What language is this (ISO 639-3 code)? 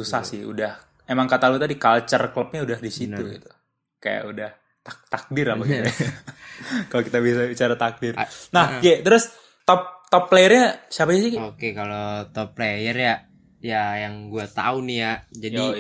ind